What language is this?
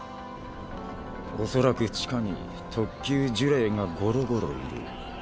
Japanese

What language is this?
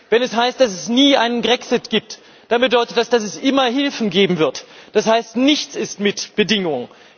German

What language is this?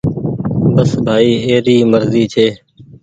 Goaria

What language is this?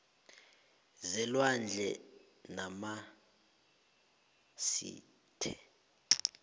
South Ndebele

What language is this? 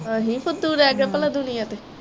Punjabi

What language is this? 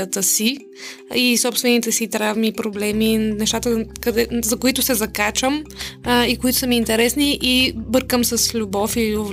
Bulgarian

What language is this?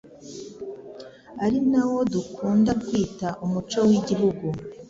Kinyarwanda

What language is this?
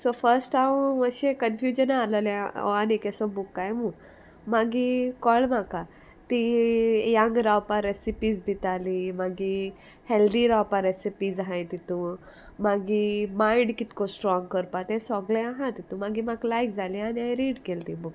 Konkani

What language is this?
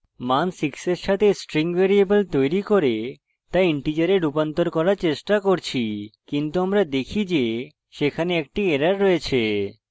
Bangla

